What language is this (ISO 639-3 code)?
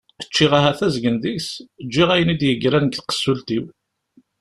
kab